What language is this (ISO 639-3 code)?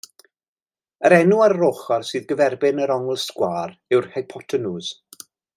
cym